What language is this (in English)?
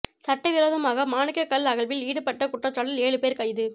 Tamil